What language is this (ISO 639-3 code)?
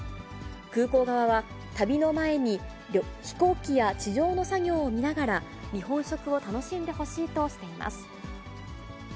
jpn